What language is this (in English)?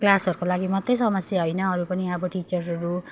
Nepali